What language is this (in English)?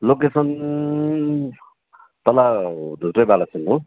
Nepali